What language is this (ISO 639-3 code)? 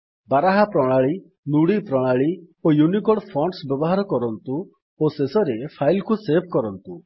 ori